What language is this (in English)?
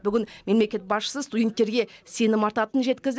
Kazakh